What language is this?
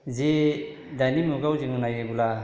Bodo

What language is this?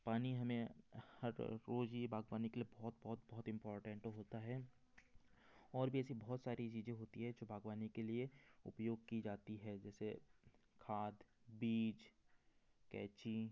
Hindi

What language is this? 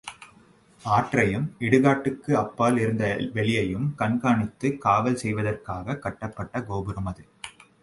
Tamil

